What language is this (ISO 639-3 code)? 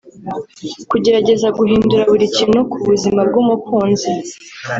kin